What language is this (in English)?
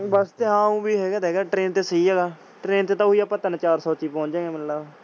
Punjabi